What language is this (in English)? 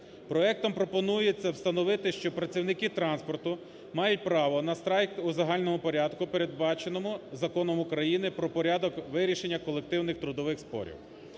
Ukrainian